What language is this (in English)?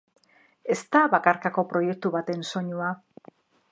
Basque